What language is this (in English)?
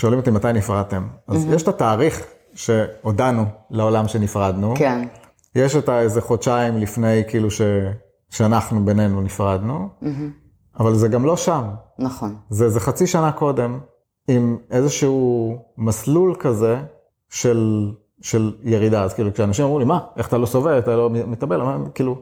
Hebrew